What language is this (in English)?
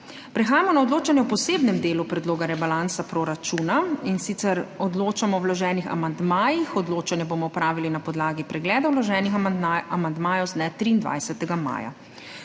Slovenian